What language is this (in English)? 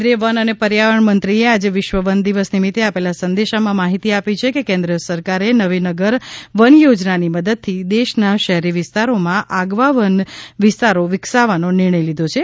Gujarati